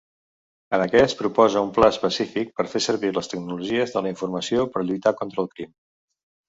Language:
Catalan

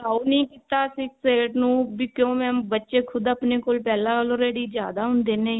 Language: Punjabi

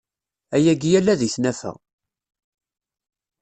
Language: Kabyle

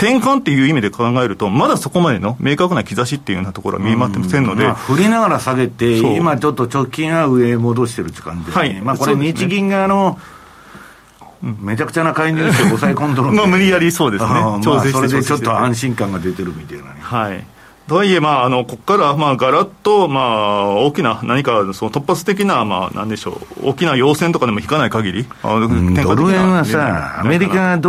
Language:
Japanese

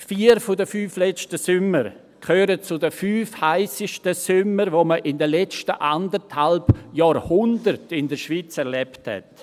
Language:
Swiss German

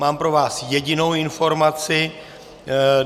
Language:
Czech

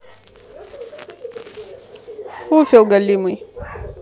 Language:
Russian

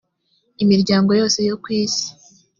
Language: Kinyarwanda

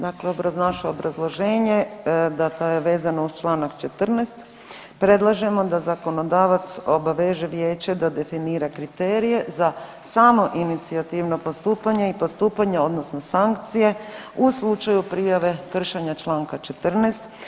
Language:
Croatian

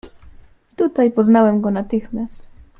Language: Polish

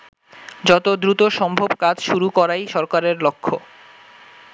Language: Bangla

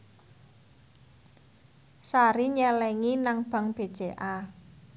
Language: Javanese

